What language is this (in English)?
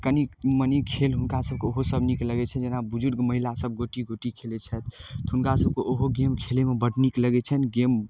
Maithili